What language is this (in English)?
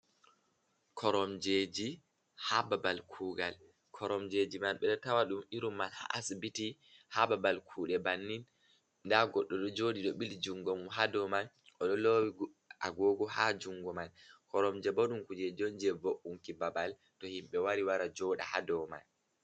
Fula